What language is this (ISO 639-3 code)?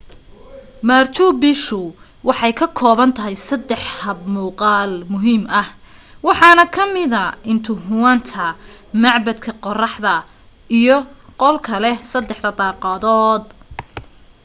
som